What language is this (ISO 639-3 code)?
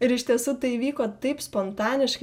lit